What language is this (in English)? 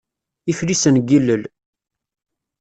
Kabyle